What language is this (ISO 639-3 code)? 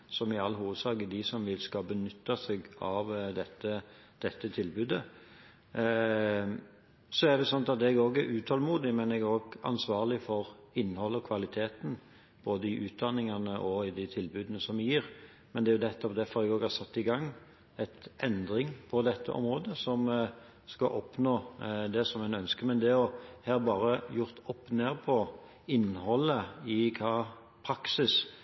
nob